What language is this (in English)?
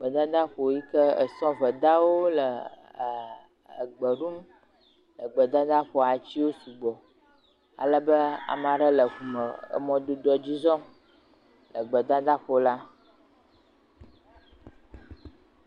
Ewe